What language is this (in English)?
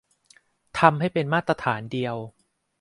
Thai